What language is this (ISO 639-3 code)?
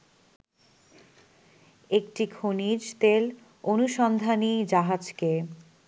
ben